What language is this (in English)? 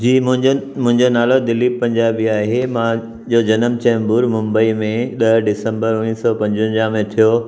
Sindhi